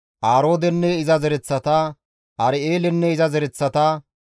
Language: Gamo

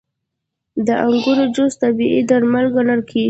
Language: Pashto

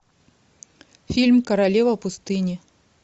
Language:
Russian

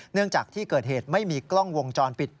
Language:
Thai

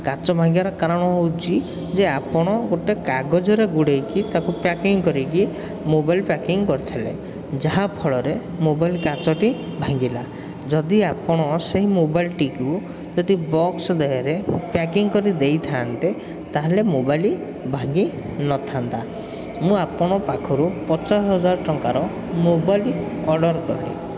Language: Odia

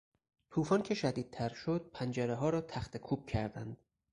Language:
Persian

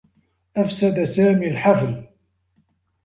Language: Arabic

